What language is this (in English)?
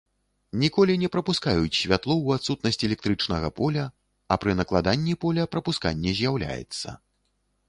Belarusian